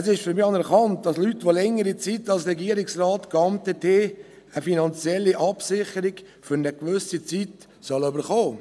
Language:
Swiss German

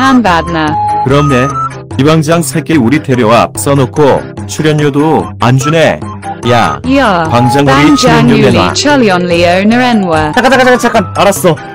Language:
Korean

